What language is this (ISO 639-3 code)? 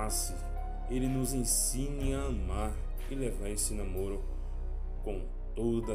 por